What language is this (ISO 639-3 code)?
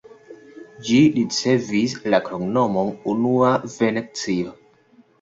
epo